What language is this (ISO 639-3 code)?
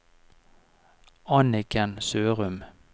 nor